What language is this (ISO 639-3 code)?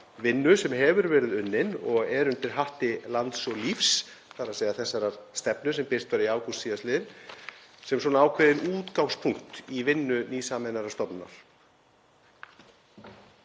isl